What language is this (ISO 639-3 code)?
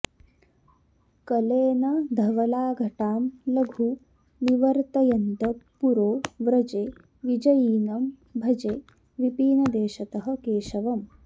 san